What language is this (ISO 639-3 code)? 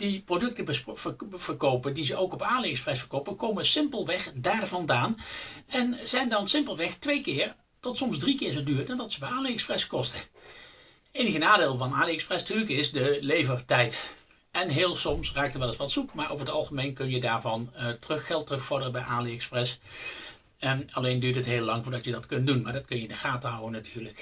nld